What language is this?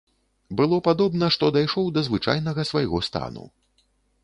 Belarusian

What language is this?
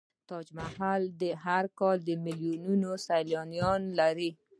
Pashto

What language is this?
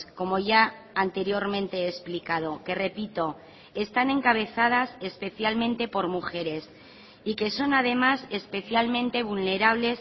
Spanish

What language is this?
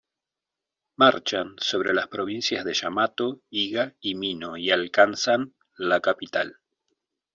Spanish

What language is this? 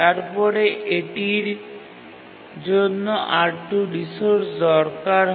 Bangla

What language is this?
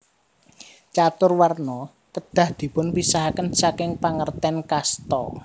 Javanese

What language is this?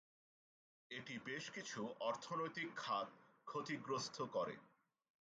Bangla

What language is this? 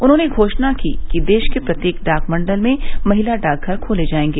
Hindi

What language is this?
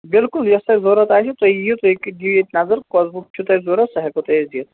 Kashmiri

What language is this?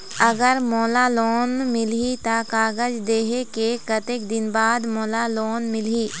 Chhattisgarhi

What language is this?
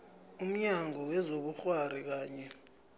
South Ndebele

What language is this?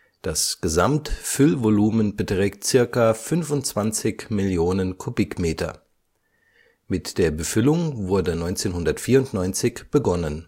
German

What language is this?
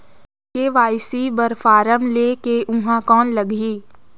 Chhattisgarhi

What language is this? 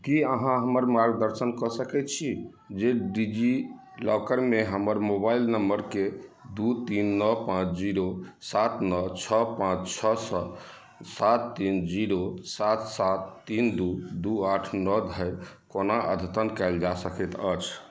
Maithili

